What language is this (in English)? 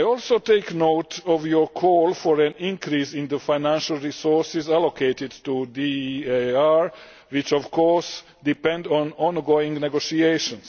English